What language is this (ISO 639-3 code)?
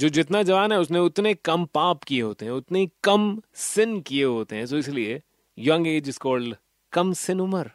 hin